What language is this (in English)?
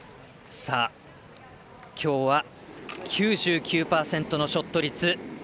Japanese